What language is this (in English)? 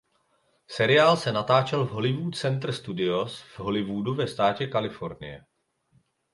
Czech